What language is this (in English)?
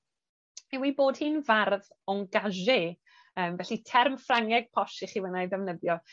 Welsh